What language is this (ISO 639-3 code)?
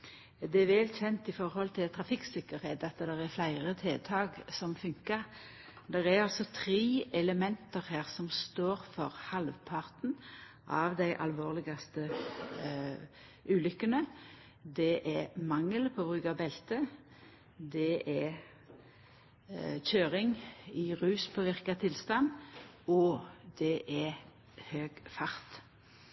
nno